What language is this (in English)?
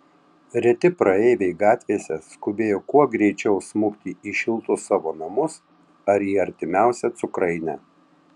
Lithuanian